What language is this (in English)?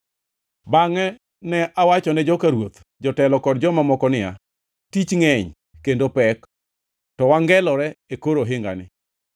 Luo (Kenya and Tanzania)